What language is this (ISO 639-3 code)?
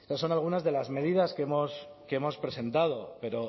spa